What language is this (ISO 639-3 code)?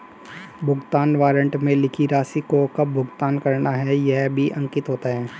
hin